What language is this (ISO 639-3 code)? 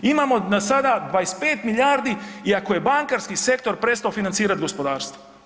hrv